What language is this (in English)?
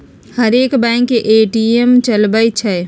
Magahi